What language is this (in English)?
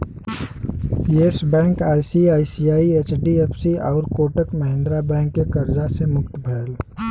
Bhojpuri